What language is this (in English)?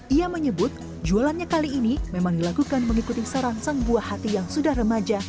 Indonesian